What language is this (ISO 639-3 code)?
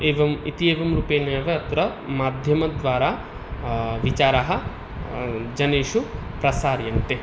san